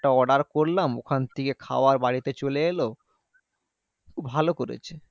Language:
Bangla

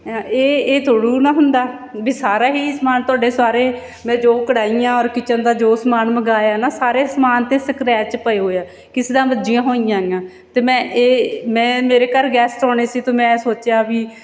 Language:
Punjabi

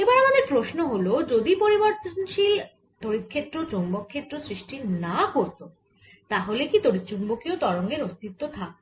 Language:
Bangla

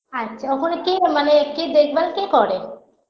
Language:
Bangla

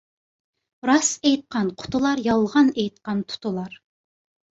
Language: Uyghur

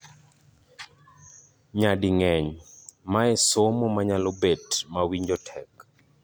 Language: Luo (Kenya and Tanzania)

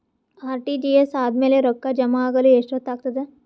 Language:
Kannada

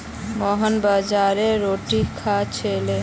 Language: Magahi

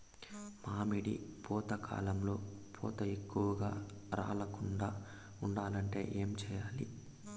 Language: Telugu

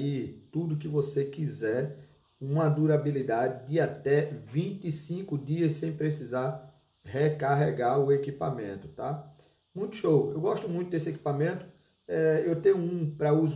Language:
Portuguese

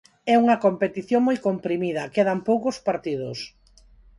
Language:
Galician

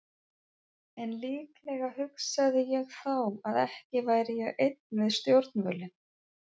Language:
Icelandic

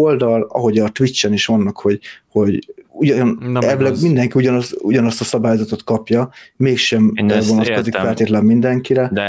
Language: Hungarian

